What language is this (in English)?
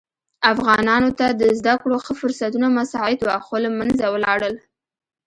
Pashto